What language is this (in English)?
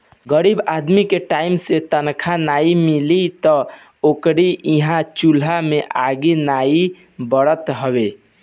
Bhojpuri